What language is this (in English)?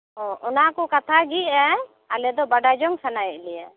Santali